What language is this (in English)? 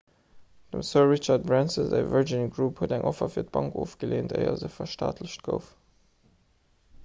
Luxembourgish